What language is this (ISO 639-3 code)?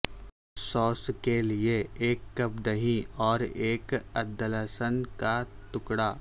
urd